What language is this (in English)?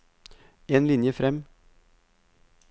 Norwegian